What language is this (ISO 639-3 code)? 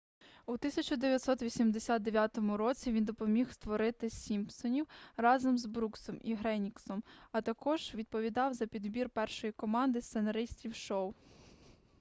ukr